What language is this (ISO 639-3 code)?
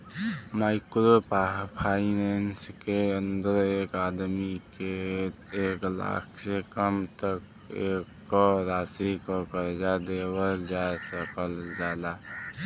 bho